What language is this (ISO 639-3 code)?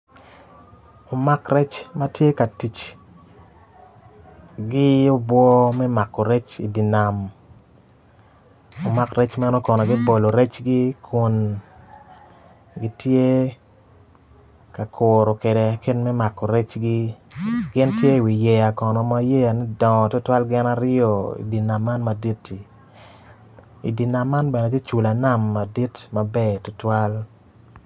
ach